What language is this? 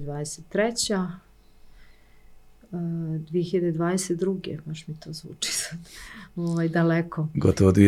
Croatian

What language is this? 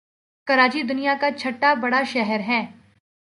Urdu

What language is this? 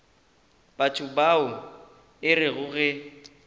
Northern Sotho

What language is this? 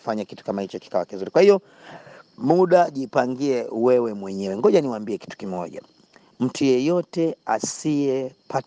Swahili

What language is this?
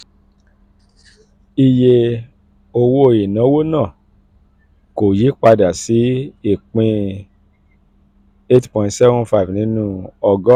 Yoruba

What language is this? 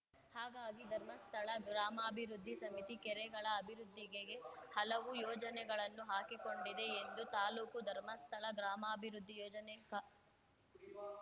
Kannada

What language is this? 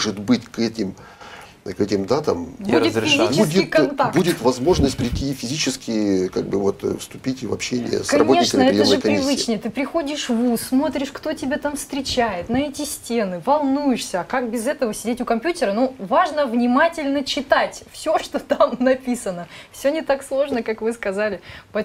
Russian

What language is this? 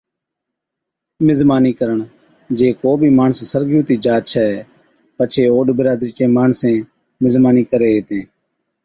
Od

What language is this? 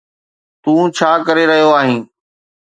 Sindhi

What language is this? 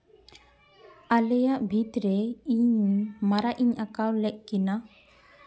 Santali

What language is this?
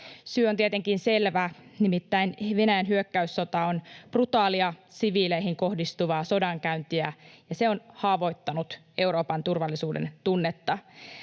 Finnish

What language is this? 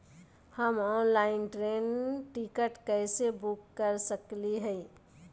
Magahi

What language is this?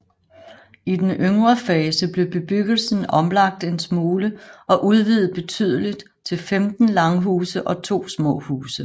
Danish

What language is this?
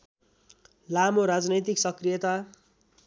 Nepali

